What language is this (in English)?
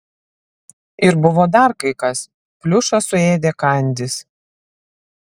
Lithuanian